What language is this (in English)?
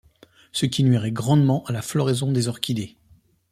French